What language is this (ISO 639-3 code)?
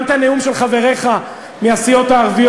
heb